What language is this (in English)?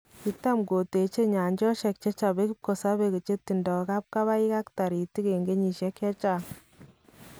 Kalenjin